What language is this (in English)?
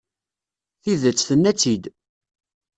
Kabyle